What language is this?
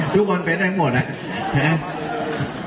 Thai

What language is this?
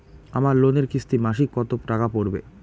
Bangla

